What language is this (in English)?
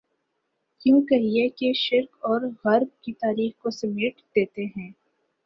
Urdu